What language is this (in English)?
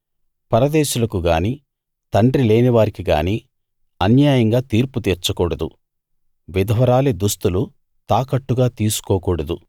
Telugu